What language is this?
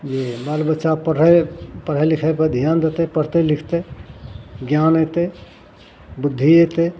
Maithili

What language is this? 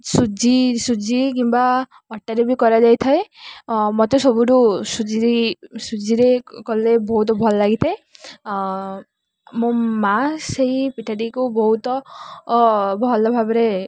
Odia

